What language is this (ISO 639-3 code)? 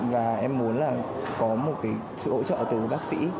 vie